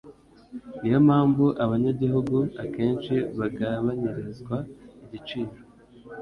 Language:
Kinyarwanda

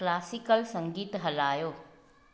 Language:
Sindhi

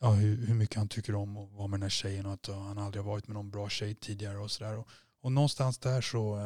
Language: Swedish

